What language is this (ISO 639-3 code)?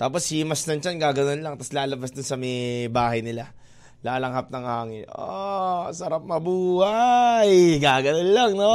fil